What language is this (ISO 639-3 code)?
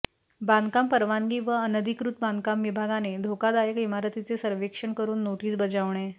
mar